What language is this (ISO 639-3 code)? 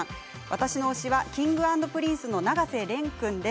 jpn